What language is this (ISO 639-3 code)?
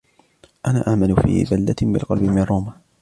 ara